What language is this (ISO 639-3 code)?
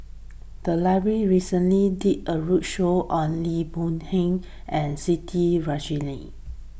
eng